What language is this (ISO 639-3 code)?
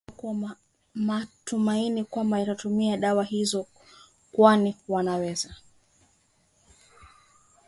swa